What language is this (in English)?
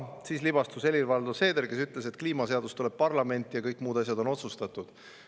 Estonian